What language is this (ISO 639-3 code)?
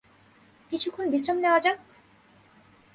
ben